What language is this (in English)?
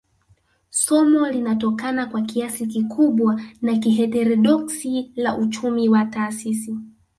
Swahili